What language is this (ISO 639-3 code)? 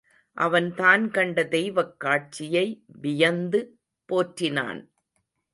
tam